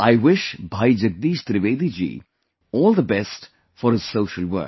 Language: English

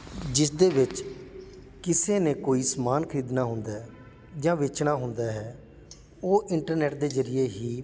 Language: Punjabi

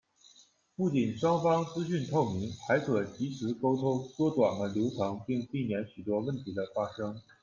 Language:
Chinese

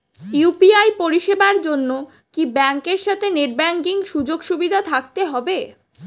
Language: Bangla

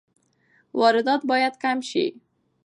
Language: Pashto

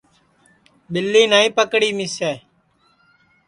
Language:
Sansi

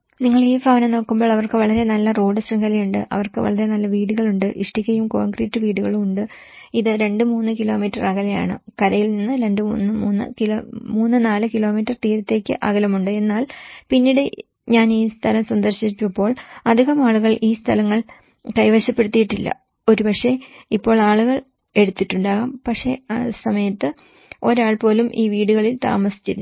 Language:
Malayalam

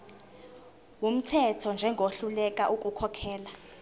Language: Zulu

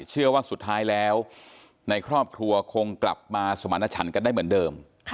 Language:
Thai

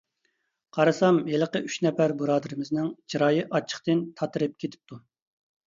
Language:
Uyghur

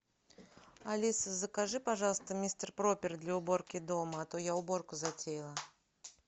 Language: Russian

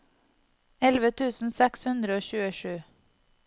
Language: Norwegian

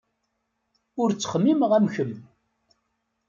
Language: Kabyle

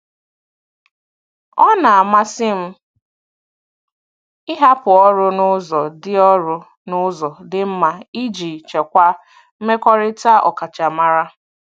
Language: Igbo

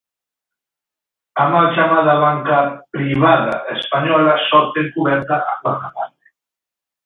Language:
Galician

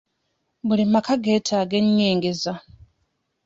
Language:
Ganda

